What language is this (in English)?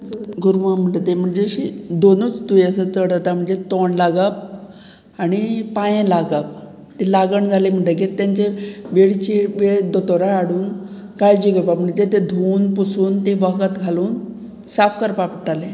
Konkani